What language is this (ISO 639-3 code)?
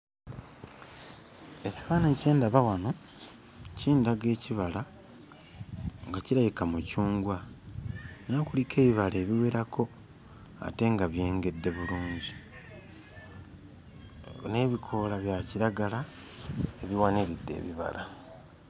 lug